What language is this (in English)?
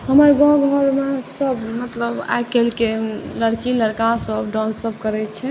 Maithili